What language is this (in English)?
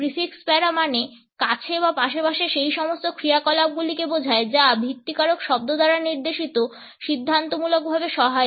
Bangla